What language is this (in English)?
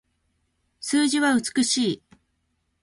Japanese